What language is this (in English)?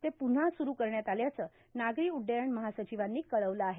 Marathi